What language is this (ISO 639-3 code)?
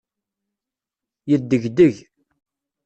kab